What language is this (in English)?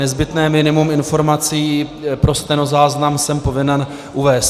Czech